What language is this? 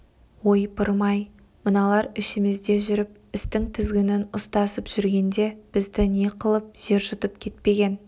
Kazakh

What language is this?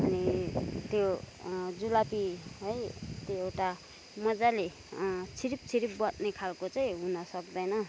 Nepali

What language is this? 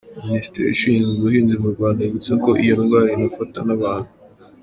Kinyarwanda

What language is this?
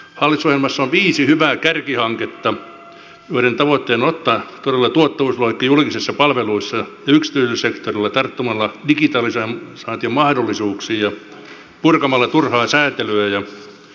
Finnish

